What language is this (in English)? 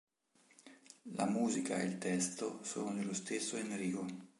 Italian